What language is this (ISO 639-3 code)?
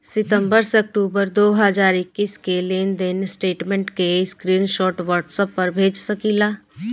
bho